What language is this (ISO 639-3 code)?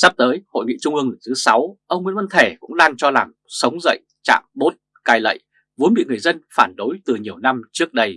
vie